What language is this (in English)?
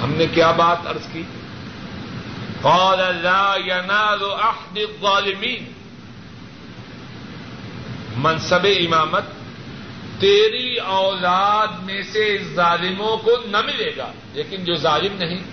Urdu